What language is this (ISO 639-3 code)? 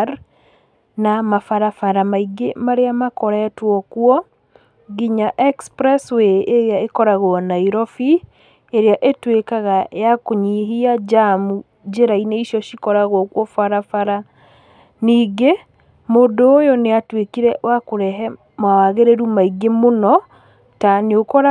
kik